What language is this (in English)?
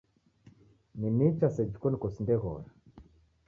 Taita